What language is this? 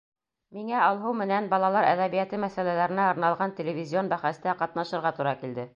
Bashkir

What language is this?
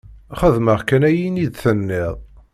Kabyle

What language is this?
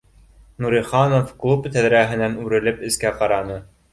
Bashkir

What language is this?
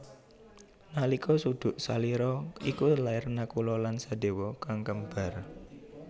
Javanese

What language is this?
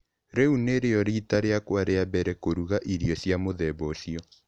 Kikuyu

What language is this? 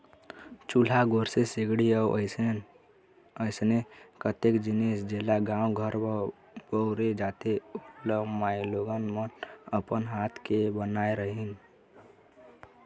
Chhattisgarhi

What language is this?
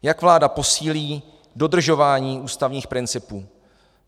Czech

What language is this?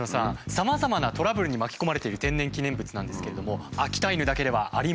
Japanese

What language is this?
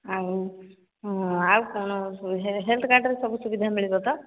Odia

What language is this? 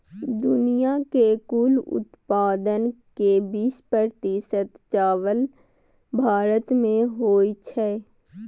Maithili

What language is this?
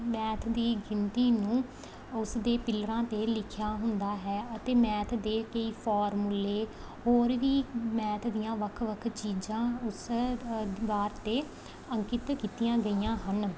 Punjabi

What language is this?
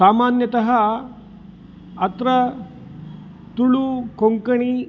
Sanskrit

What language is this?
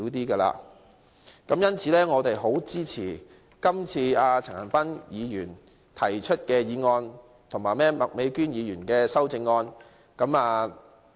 Cantonese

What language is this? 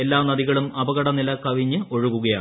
Malayalam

